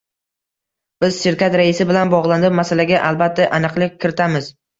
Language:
Uzbek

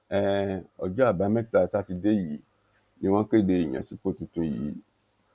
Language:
Yoruba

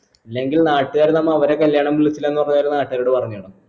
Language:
Malayalam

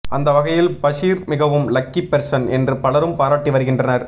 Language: Tamil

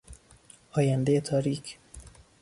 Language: Persian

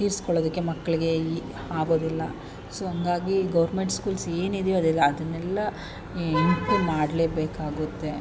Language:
Kannada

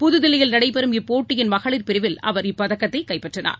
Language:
Tamil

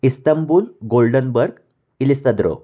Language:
Marathi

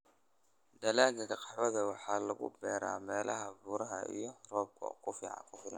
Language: Somali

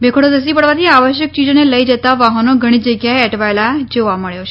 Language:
Gujarati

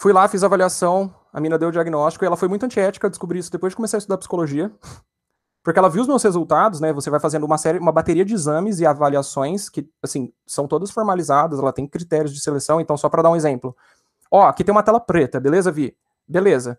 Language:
Portuguese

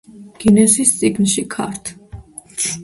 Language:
Georgian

